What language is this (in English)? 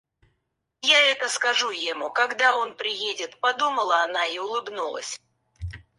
Russian